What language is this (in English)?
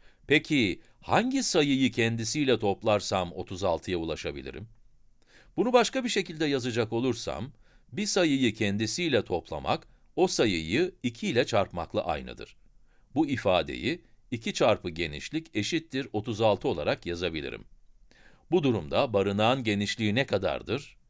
Turkish